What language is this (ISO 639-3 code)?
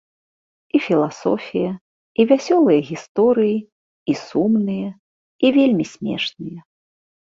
bel